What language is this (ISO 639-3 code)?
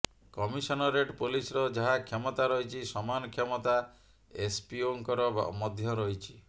ori